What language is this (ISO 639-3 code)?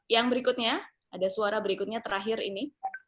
ind